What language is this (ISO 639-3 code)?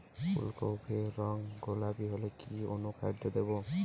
ben